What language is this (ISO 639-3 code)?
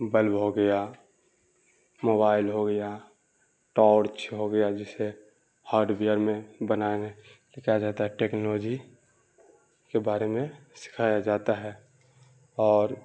urd